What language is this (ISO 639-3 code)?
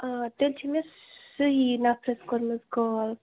kas